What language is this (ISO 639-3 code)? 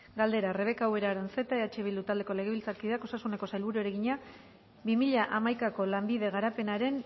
eus